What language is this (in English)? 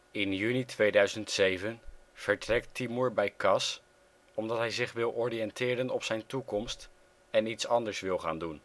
Dutch